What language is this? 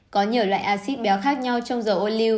Vietnamese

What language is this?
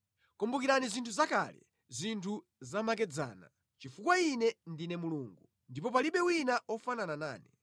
Nyanja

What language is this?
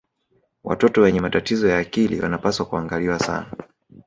Swahili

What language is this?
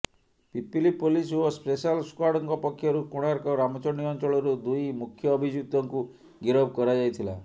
Odia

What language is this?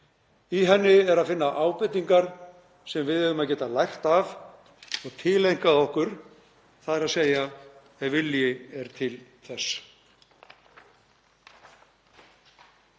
Icelandic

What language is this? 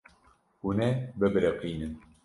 Kurdish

